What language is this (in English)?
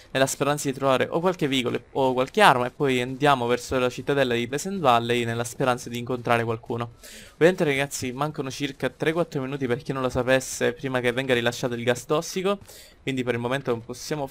Italian